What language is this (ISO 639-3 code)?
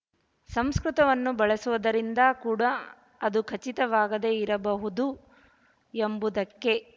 kan